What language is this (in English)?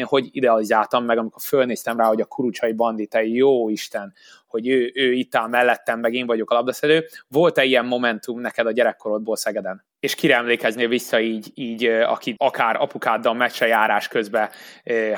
Hungarian